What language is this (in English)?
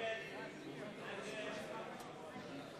Hebrew